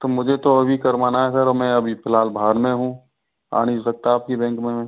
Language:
Hindi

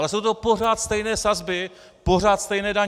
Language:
Czech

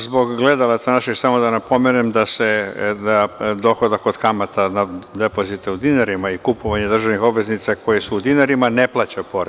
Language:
Serbian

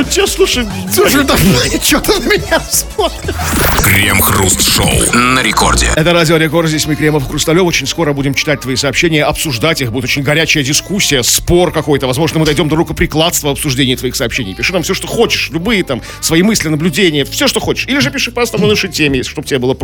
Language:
Russian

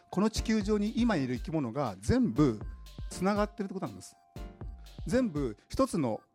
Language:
Japanese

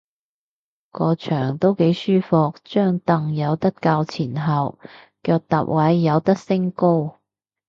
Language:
Cantonese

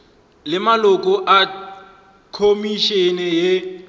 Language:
Northern Sotho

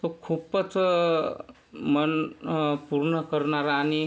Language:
Marathi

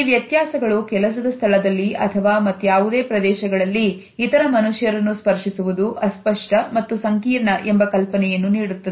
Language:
Kannada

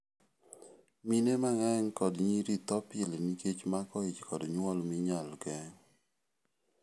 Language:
Luo (Kenya and Tanzania)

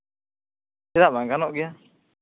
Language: Santali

